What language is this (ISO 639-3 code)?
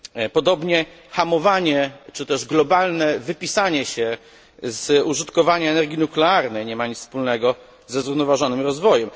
pol